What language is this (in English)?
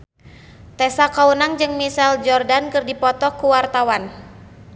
Sundanese